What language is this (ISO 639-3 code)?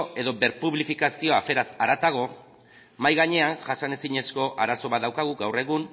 eus